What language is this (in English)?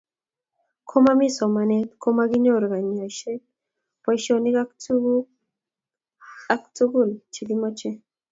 Kalenjin